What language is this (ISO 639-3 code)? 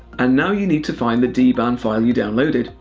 eng